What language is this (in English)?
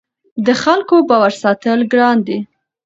Pashto